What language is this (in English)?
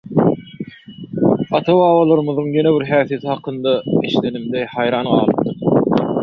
Turkmen